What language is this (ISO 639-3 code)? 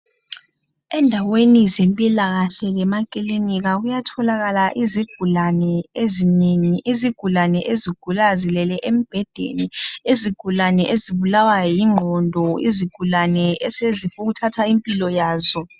nde